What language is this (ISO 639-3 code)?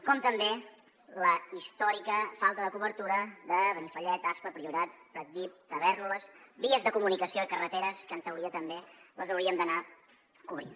cat